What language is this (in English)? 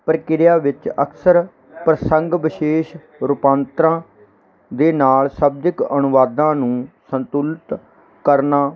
Punjabi